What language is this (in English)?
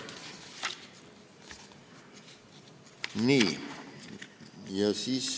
Estonian